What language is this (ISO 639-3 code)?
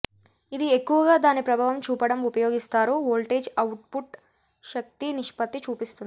tel